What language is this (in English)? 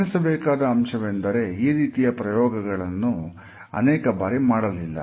Kannada